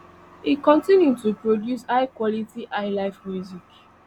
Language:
Nigerian Pidgin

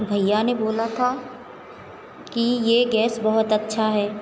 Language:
Hindi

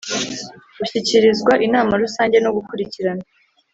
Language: Kinyarwanda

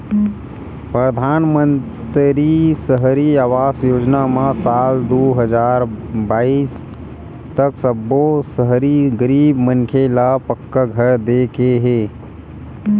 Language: Chhattisgarhi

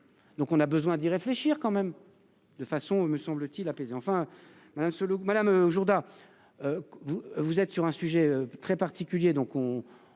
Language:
French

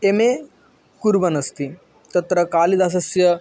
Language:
Sanskrit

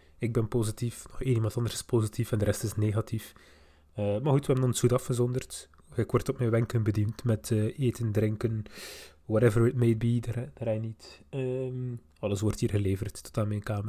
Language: Dutch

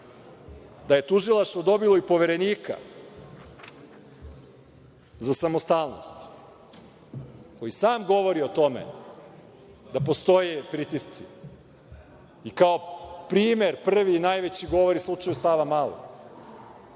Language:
Serbian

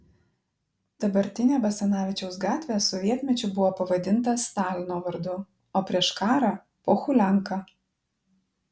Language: Lithuanian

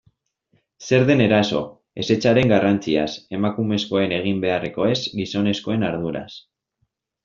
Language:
Basque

